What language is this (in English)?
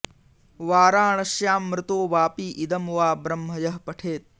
Sanskrit